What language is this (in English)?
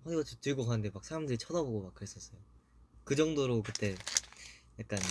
Korean